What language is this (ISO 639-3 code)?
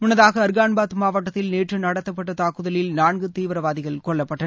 tam